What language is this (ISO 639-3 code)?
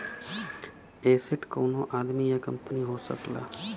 bho